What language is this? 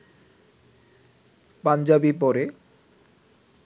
Bangla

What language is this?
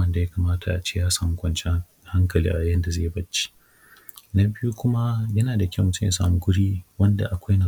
Hausa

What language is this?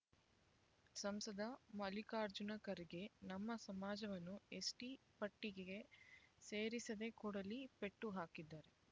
Kannada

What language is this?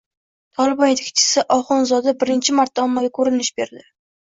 Uzbek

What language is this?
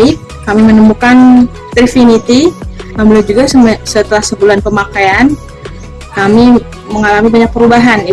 Indonesian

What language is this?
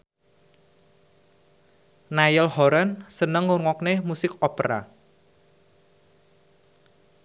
Javanese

